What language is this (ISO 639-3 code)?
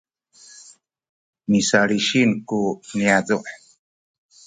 szy